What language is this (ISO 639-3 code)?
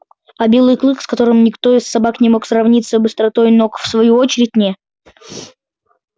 rus